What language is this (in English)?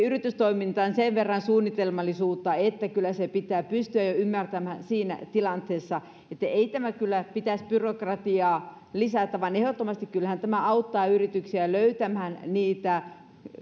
Finnish